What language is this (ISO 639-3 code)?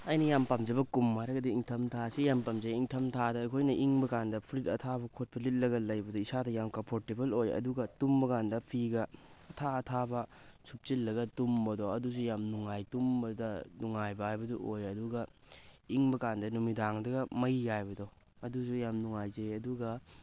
mni